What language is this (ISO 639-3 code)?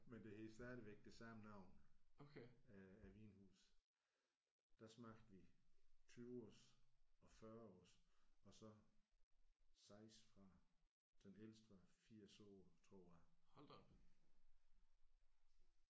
dan